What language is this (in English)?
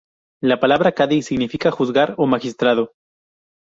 Spanish